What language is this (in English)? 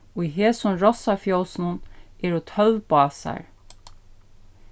Faroese